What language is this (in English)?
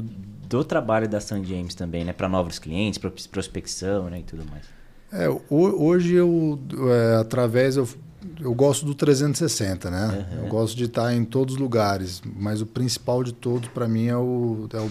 Portuguese